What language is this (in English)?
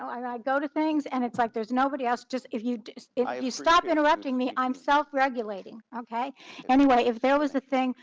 English